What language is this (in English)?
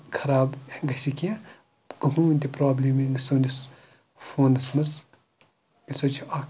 Kashmiri